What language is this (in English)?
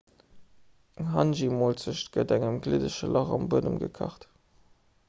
Luxembourgish